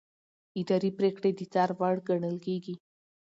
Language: Pashto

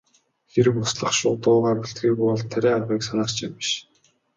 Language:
Mongolian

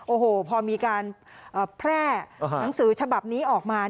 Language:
Thai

